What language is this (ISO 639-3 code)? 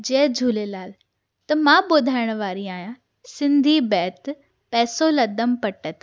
snd